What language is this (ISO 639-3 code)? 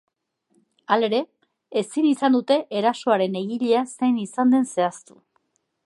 eus